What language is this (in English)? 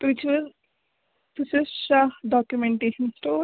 Kashmiri